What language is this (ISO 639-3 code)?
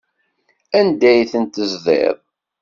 kab